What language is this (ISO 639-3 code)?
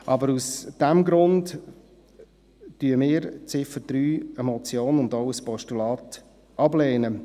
gsw